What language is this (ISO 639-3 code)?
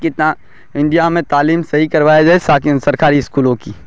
urd